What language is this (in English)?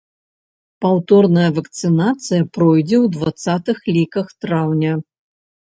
Belarusian